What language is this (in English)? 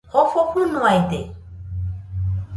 Nüpode Huitoto